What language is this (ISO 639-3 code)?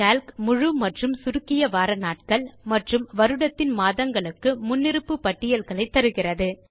tam